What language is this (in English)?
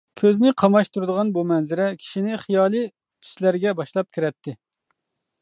Uyghur